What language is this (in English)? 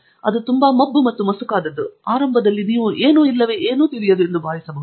Kannada